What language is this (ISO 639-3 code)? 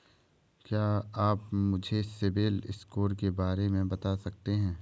hin